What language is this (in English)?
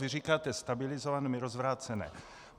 Czech